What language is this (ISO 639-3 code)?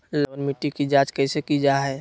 mag